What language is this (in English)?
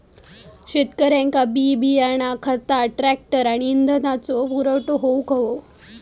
Marathi